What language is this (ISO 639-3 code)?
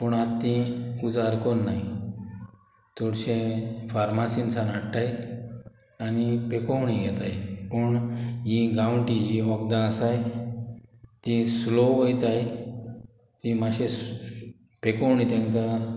kok